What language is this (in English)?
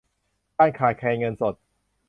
Thai